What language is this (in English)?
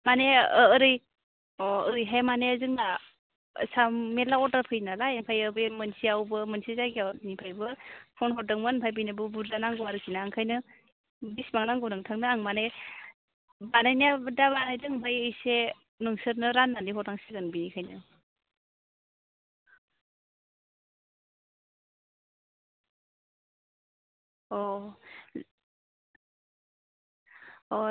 Bodo